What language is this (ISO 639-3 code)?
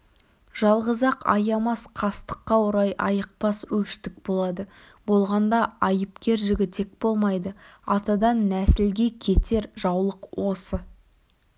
kaz